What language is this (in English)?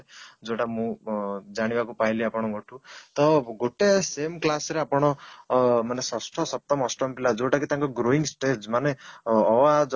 Odia